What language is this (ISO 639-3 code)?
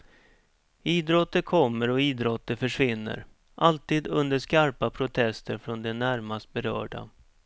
swe